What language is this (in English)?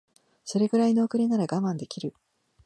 Japanese